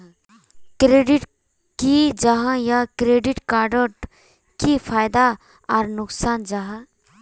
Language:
Magahi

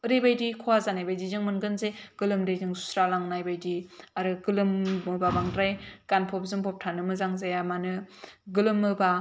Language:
Bodo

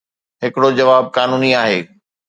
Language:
Sindhi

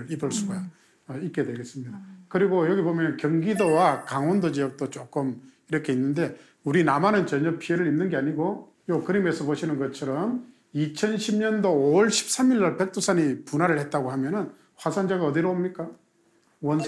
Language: Korean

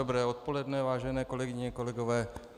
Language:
Czech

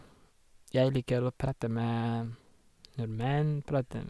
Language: Norwegian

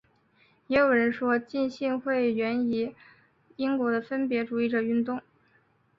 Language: Chinese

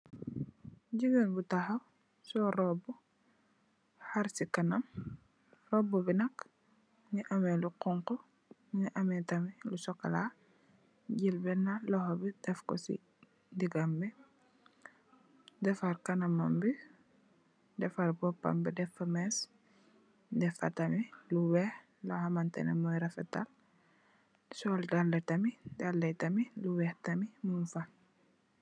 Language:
Wolof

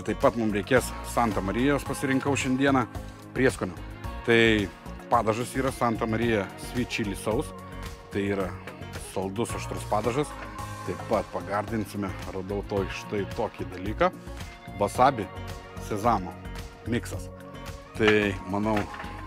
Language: Lithuanian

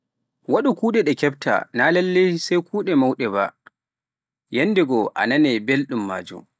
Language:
Pular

